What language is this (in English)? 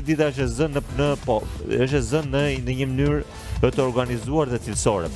Romanian